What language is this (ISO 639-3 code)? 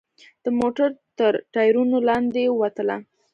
pus